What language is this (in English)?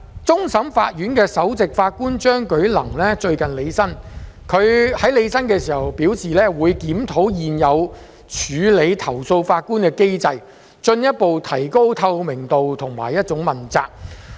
Cantonese